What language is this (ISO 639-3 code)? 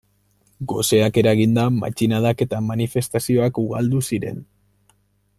eus